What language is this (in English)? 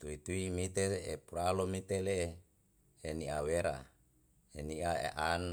Yalahatan